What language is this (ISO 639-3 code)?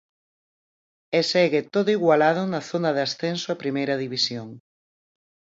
glg